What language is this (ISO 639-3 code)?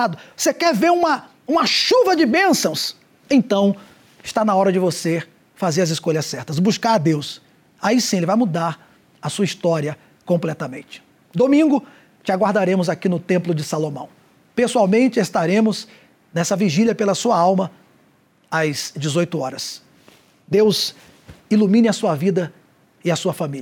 por